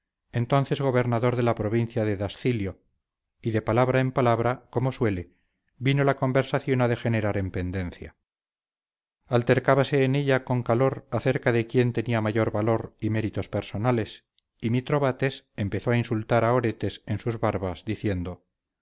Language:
Spanish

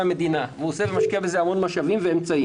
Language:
Hebrew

